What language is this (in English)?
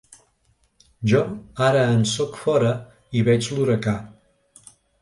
Catalan